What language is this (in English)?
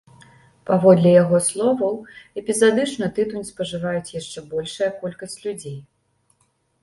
Belarusian